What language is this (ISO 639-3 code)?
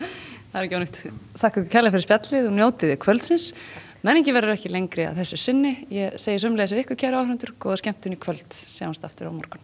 isl